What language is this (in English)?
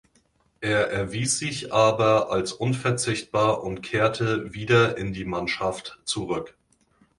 German